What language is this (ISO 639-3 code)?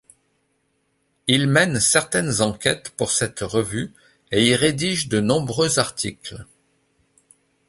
fra